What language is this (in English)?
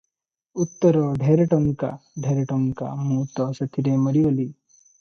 Odia